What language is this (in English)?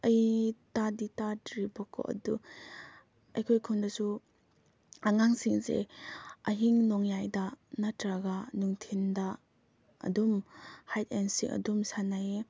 Manipuri